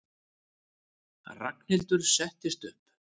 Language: Icelandic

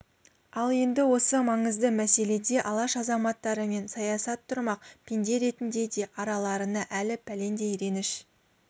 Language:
Kazakh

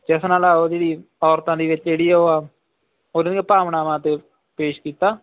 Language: Punjabi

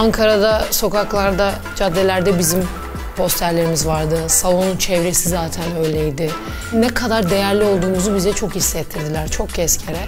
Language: Turkish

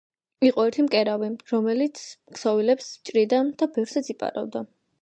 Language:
Georgian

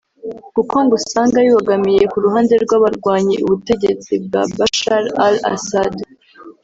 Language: Kinyarwanda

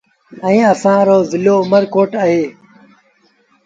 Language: Sindhi Bhil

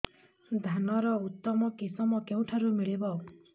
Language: Odia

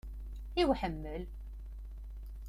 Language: Kabyle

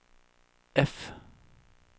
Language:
Swedish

